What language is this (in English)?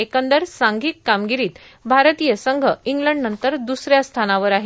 Marathi